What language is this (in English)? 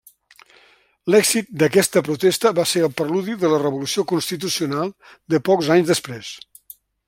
Catalan